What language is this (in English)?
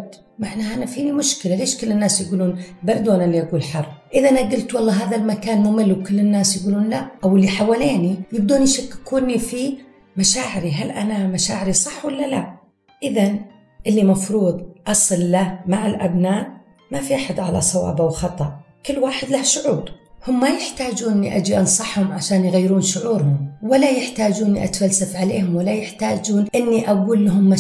Arabic